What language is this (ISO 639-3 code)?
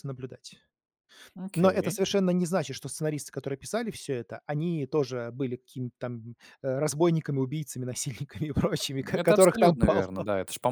rus